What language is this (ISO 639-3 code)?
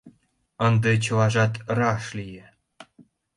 chm